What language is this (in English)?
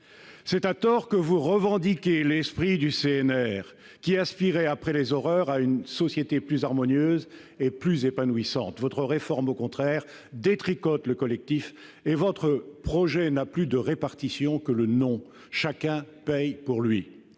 French